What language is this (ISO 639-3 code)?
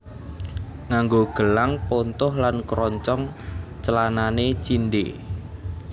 jav